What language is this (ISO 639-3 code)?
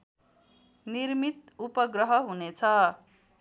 nep